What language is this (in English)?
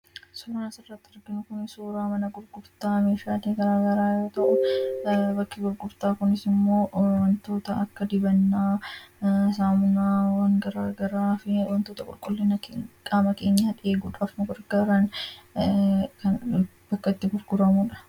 Oromo